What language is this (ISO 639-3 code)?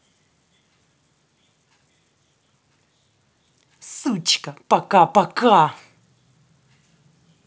rus